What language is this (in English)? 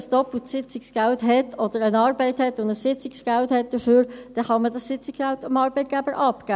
Swiss German